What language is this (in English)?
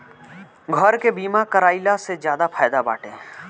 Bhojpuri